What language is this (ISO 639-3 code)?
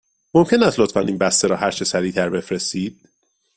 fas